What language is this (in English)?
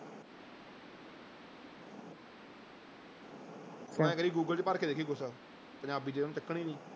Punjabi